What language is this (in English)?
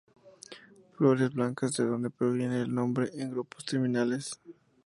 Spanish